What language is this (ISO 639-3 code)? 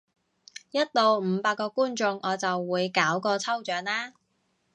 yue